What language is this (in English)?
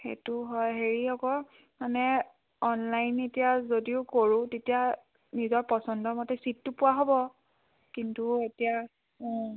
Assamese